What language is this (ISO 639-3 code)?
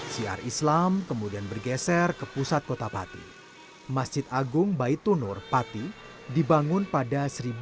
ind